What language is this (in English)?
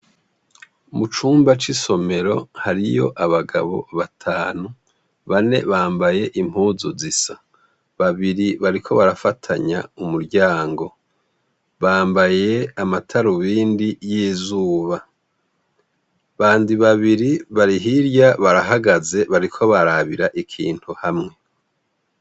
Rundi